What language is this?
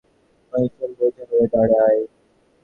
Bangla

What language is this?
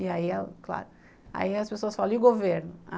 Portuguese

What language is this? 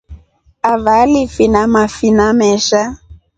Rombo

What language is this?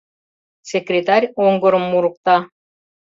Mari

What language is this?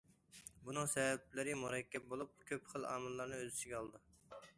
Uyghur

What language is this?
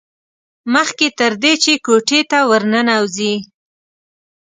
Pashto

